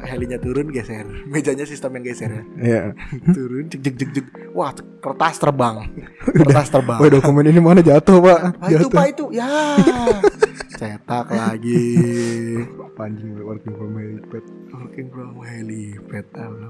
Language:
Indonesian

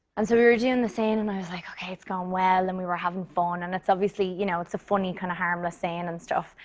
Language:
English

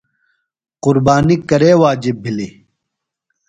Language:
Phalura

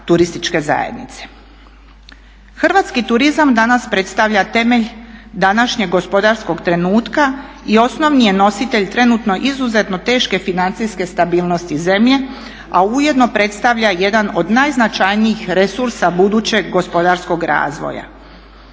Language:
Croatian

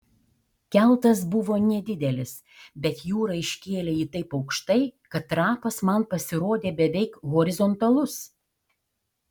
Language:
Lithuanian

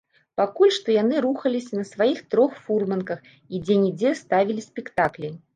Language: Belarusian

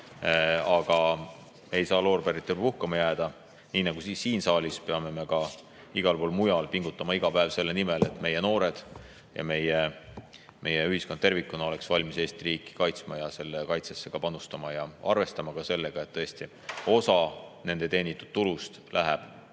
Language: Estonian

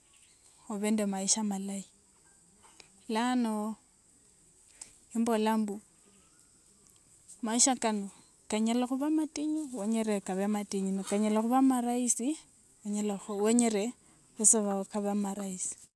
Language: Wanga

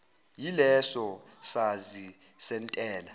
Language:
Zulu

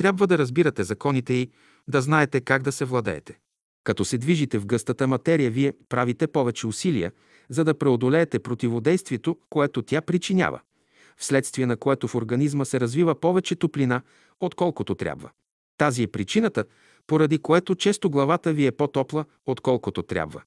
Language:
Bulgarian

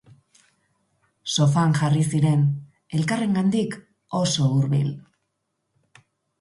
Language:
Basque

